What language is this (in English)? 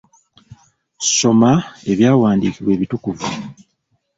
Ganda